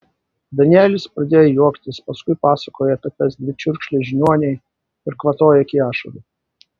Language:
Lithuanian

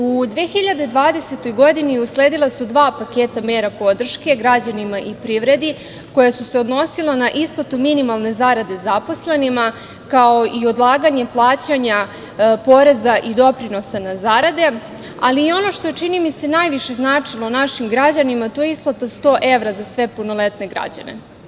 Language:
Serbian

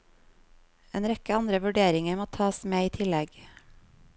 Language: Norwegian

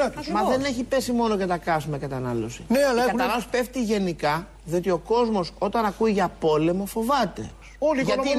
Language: Greek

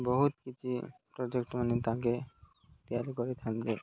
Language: Odia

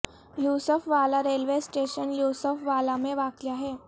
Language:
Urdu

